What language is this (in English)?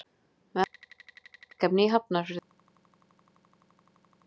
Icelandic